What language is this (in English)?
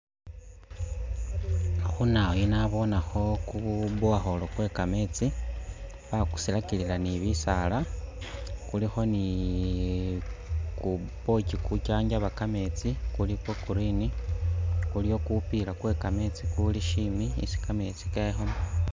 Masaaba